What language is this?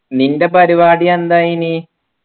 Malayalam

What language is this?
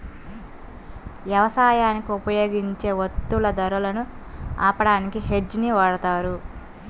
Telugu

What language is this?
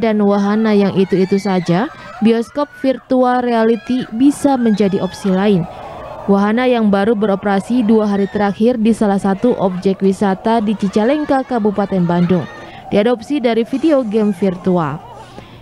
Indonesian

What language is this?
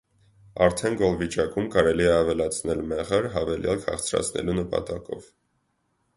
Armenian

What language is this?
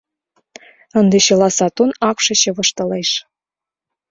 Mari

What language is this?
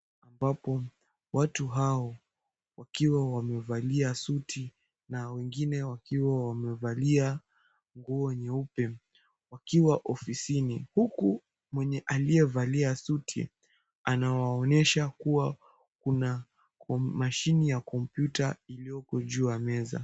Swahili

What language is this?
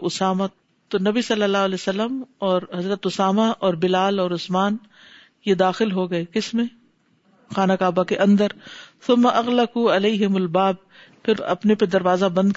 Urdu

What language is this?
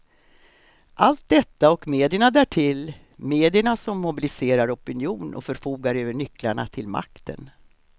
Swedish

